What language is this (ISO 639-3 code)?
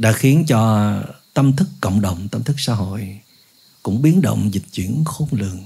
vie